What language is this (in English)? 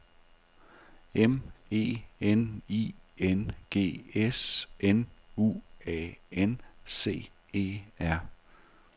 Danish